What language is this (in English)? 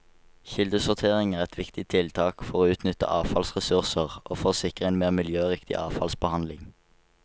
Norwegian